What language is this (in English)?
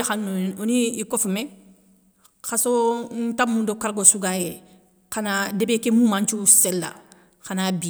Soninke